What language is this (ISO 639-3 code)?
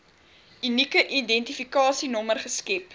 afr